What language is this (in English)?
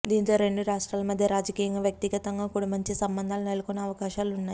Telugu